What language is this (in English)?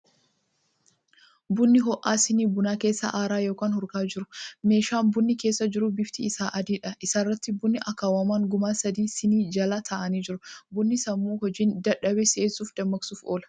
Oromo